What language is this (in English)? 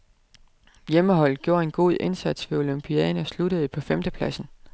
Danish